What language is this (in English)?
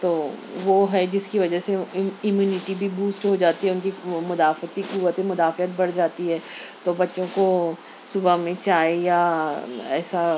Urdu